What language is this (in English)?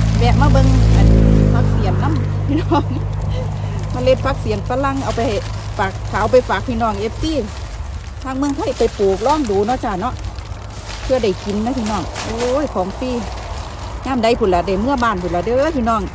Thai